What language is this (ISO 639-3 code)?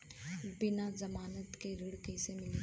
bho